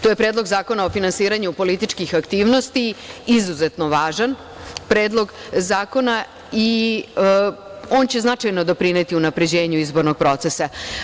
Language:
Serbian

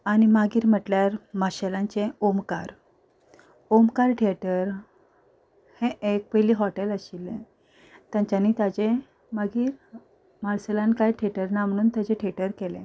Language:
Konkani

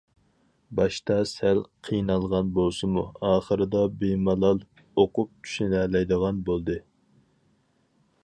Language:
Uyghur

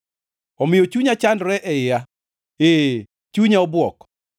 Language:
Luo (Kenya and Tanzania)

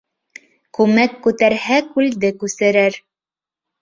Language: Bashkir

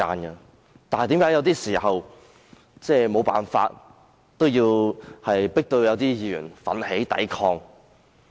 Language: Cantonese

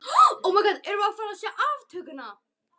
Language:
Icelandic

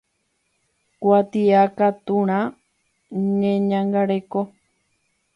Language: Guarani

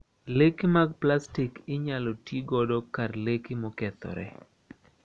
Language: Luo (Kenya and Tanzania)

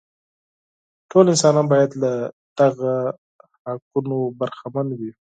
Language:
Pashto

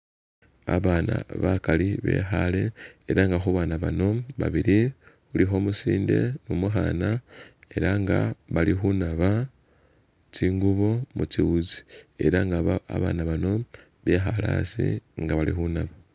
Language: Masaaba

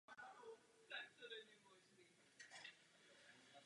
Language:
Czech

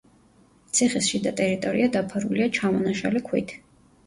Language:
Georgian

